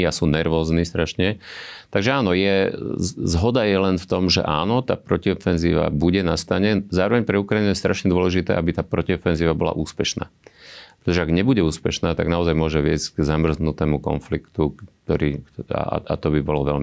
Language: Slovak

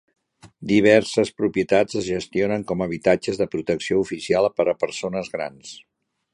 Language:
Catalan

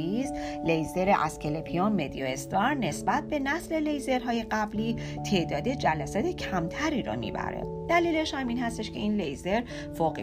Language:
Persian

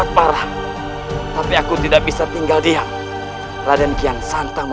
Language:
Indonesian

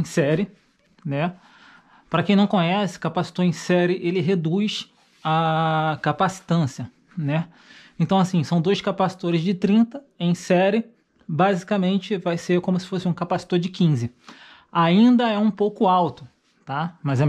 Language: Portuguese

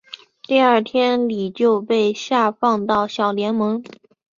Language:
Chinese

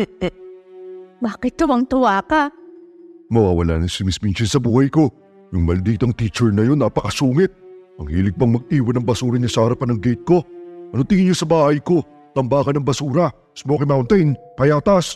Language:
Filipino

